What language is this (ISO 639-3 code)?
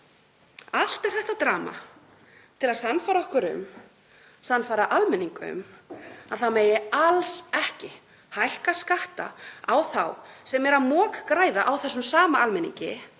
isl